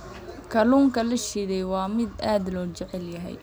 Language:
Somali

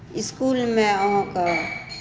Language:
Maithili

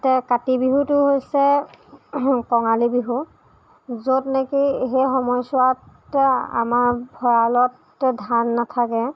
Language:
Assamese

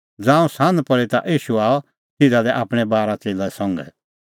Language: Kullu Pahari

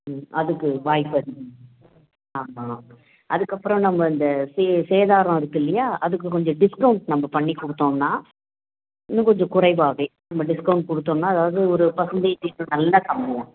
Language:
Tamil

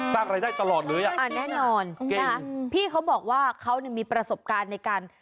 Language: Thai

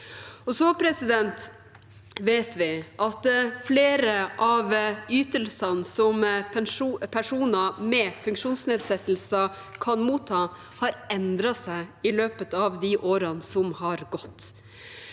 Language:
Norwegian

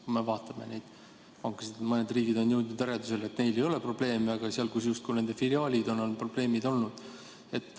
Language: Estonian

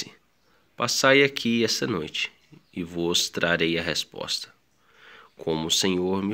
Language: Portuguese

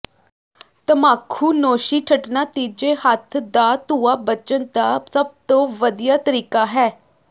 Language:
Punjabi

